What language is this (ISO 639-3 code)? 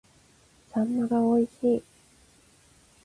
jpn